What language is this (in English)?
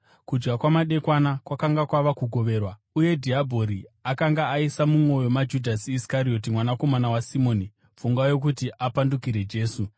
Shona